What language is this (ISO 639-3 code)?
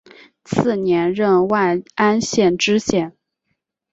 zho